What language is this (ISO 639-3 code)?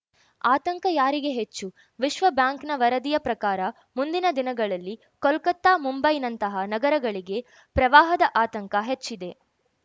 kan